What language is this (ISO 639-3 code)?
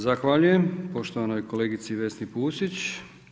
hrv